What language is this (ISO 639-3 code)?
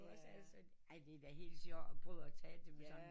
dan